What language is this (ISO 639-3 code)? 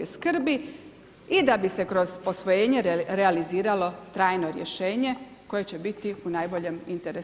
hrv